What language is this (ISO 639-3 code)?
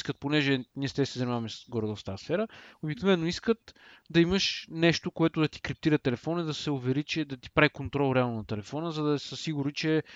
bul